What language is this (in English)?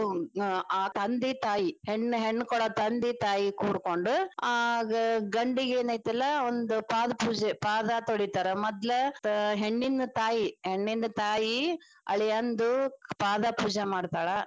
Kannada